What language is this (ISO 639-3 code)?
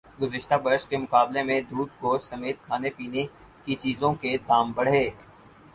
urd